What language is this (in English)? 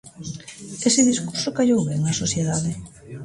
Galician